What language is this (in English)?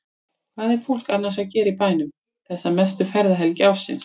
Icelandic